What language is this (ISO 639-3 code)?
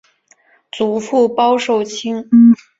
zho